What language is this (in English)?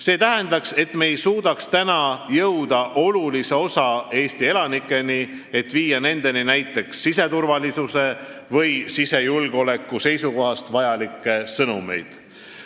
Estonian